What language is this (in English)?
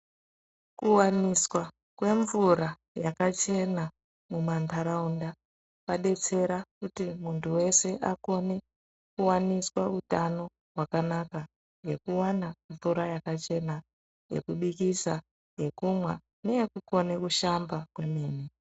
Ndau